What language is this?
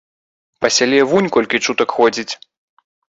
Belarusian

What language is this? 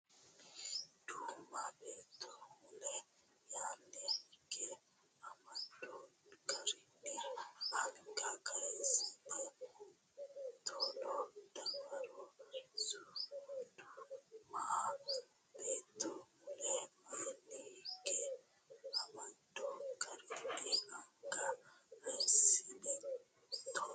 Sidamo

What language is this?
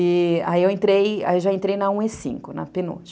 Portuguese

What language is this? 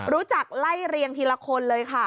Thai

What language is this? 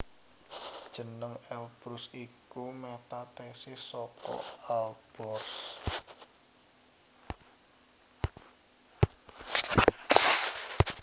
Javanese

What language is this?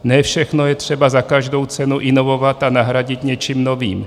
Czech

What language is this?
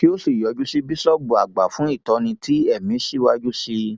Yoruba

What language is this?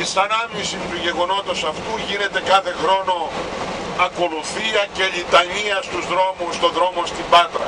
Greek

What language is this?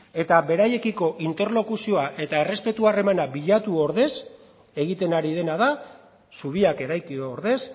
Basque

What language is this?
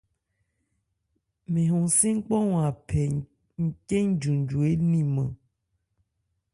Ebrié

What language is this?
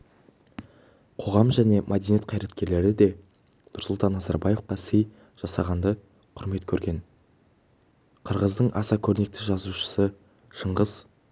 Kazakh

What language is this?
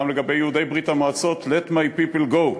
Hebrew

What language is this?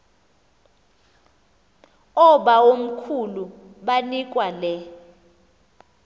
Xhosa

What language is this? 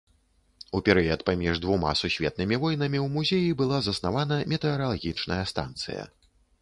Belarusian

